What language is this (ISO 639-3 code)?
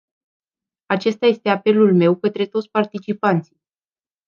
ron